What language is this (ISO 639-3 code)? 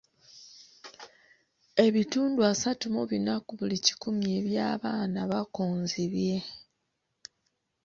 lug